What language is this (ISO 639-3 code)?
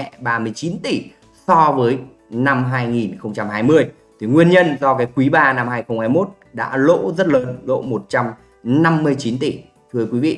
vie